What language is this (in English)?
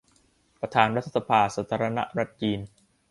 Thai